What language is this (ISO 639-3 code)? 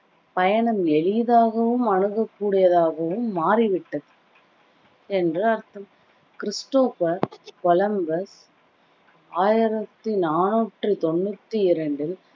tam